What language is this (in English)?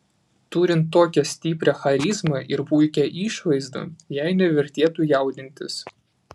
Lithuanian